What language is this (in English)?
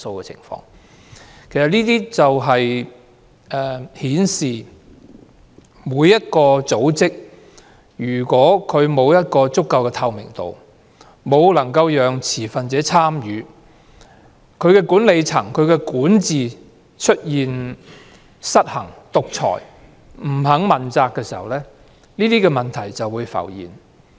Cantonese